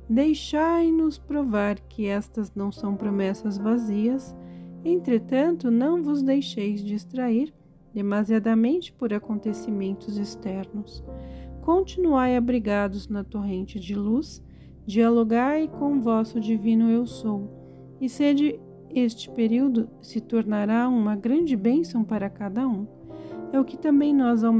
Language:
Portuguese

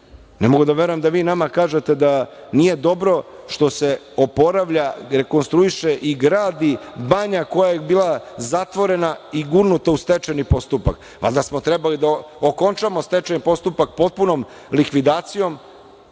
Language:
Serbian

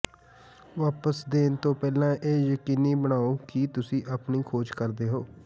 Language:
Punjabi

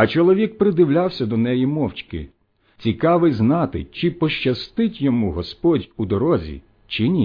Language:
Ukrainian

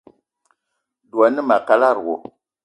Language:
Eton (Cameroon)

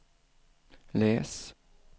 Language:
Swedish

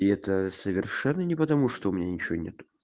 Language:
Russian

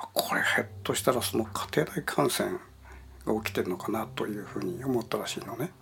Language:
Japanese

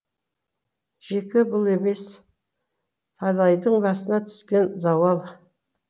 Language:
Kazakh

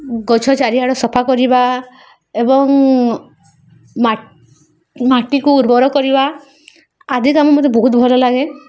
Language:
Odia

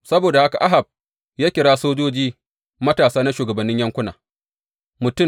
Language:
Hausa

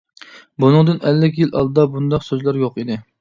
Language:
Uyghur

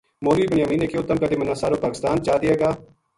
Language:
Gujari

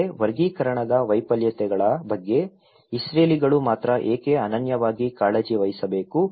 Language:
Kannada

